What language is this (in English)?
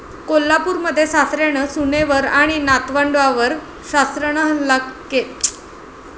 Marathi